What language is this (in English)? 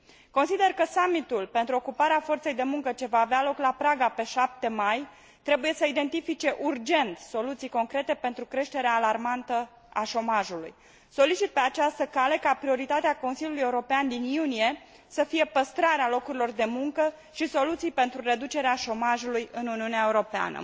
Romanian